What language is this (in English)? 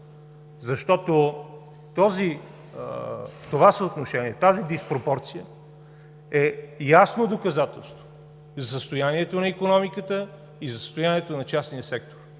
Bulgarian